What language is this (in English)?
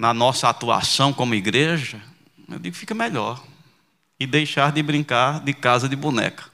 Portuguese